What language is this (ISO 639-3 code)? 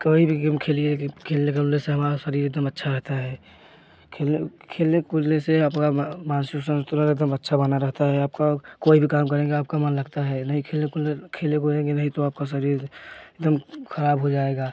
hin